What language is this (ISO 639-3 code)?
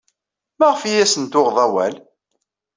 kab